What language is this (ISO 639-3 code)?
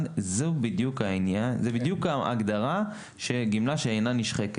heb